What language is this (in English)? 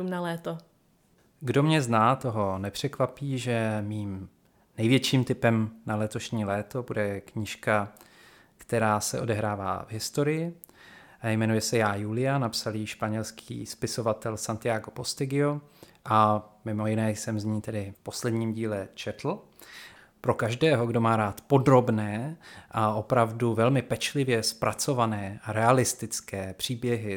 Czech